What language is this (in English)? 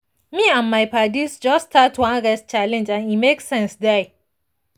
Nigerian Pidgin